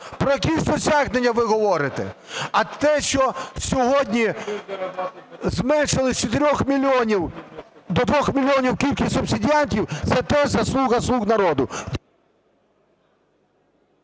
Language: Ukrainian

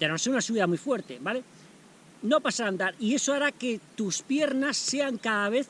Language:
Spanish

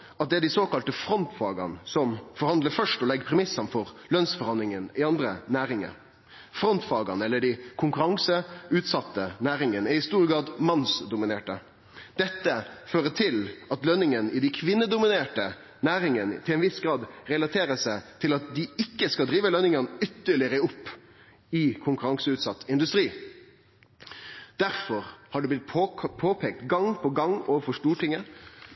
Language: Norwegian Nynorsk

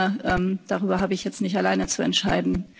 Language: German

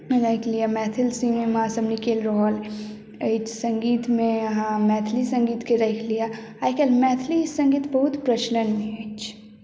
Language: Maithili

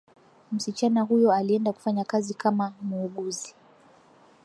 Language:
Swahili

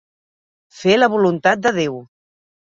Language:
Catalan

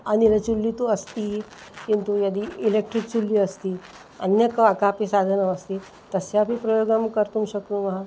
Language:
Sanskrit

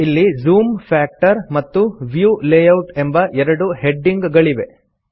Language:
Kannada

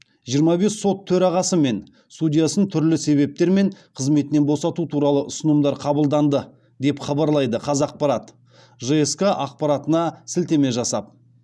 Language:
Kazakh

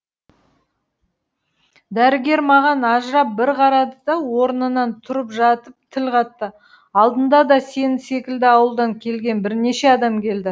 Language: Kazakh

